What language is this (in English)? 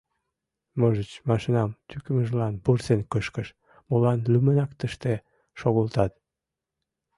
Mari